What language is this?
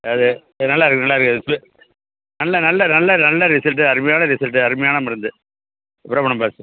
Tamil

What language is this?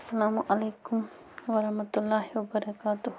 Kashmiri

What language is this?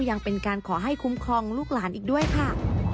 Thai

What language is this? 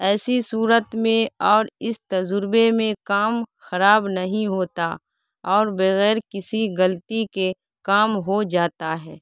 Urdu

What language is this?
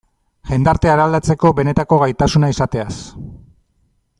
Basque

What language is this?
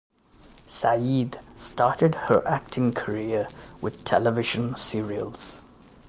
English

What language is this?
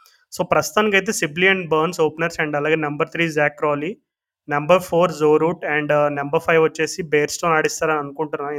Telugu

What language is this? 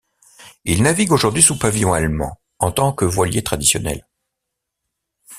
French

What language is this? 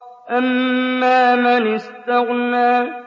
Arabic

